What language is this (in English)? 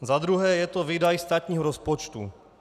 Czech